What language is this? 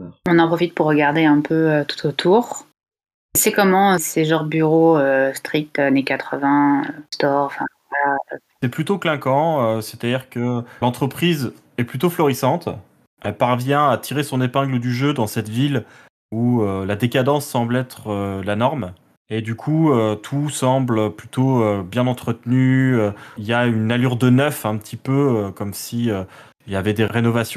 French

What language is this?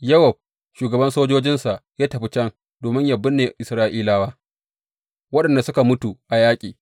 Hausa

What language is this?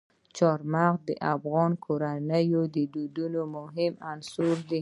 Pashto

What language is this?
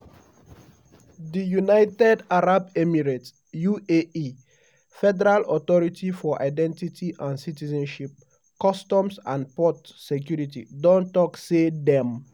Nigerian Pidgin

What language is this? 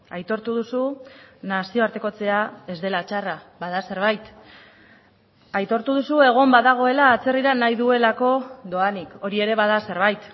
Basque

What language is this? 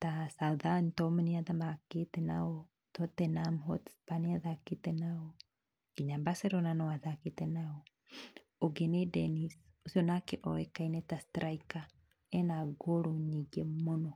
Kikuyu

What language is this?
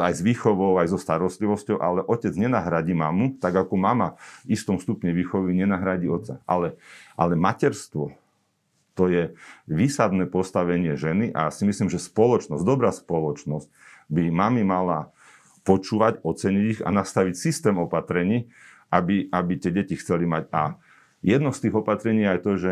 Slovak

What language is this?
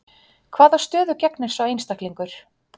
Icelandic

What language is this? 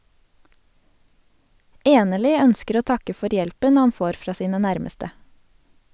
Norwegian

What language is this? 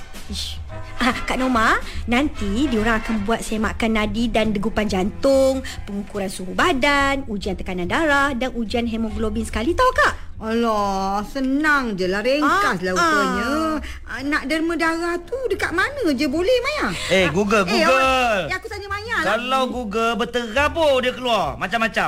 Malay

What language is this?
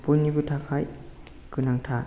Bodo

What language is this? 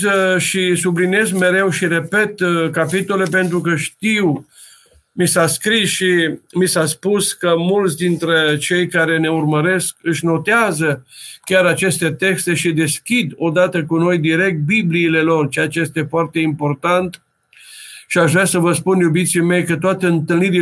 Romanian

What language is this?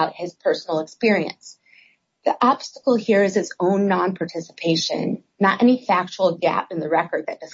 English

